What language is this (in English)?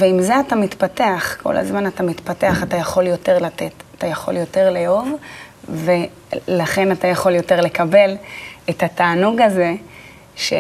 Hebrew